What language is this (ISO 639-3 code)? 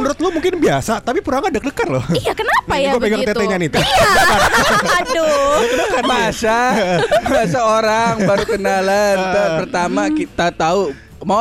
ind